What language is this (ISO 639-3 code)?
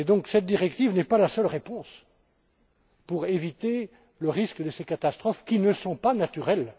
fra